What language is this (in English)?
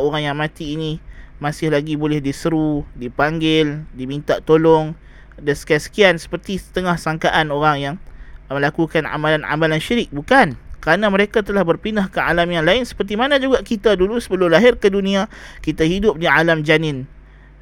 Malay